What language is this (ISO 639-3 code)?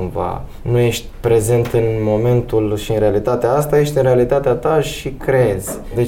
ron